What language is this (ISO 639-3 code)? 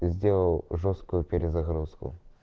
rus